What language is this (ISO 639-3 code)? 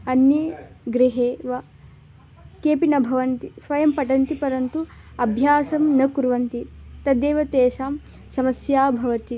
san